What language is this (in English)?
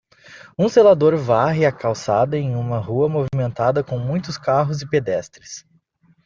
Portuguese